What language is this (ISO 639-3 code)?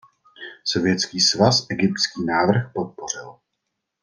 ces